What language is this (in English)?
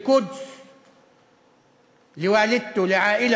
Hebrew